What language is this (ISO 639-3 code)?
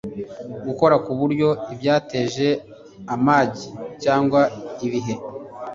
kin